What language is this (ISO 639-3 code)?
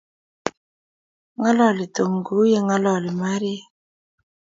kln